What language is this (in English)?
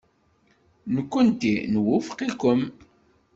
Kabyle